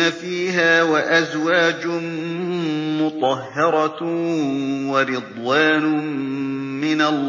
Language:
Arabic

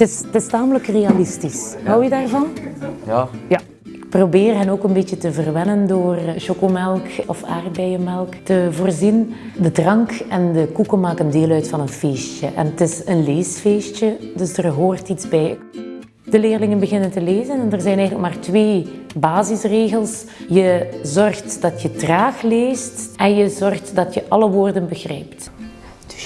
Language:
Dutch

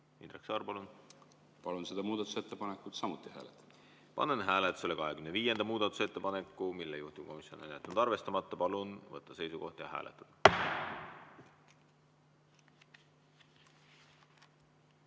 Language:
Estonian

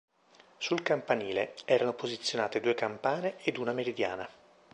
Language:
Italian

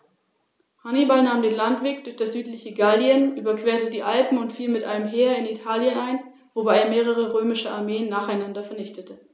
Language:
German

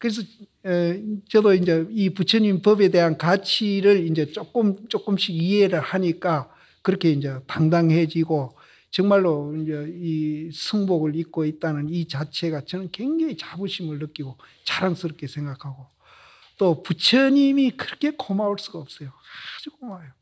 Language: Korean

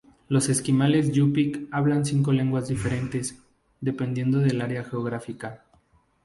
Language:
Spanish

